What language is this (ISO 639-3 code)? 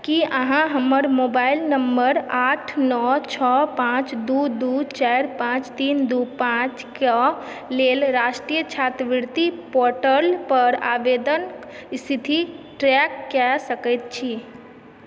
mai